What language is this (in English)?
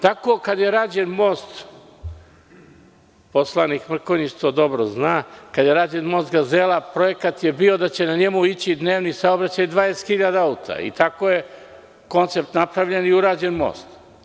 Serbian